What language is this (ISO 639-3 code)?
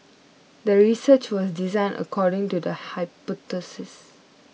eng